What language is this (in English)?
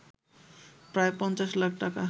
Bangla